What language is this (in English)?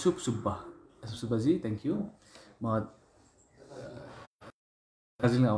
Hindi